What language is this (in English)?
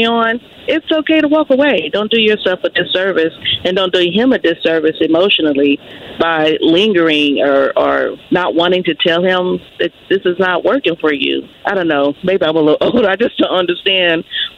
English